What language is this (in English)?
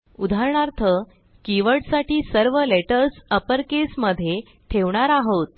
Marathi